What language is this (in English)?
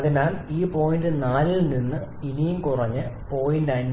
Malayalam